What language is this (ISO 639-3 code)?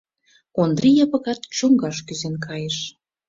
chm